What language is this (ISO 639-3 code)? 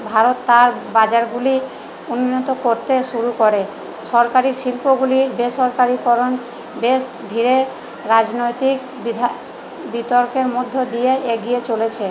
ben